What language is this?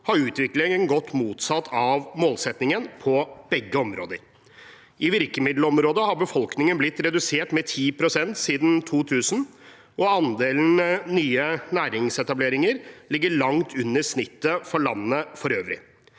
Norwegian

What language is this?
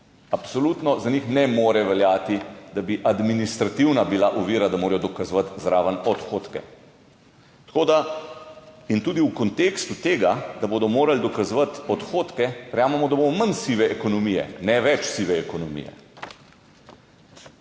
Slovenian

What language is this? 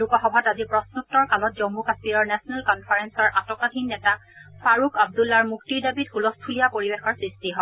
Assamese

